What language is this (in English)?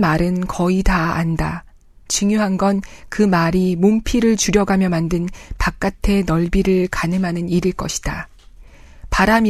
Korean